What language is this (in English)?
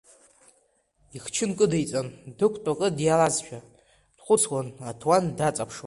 Abkhazian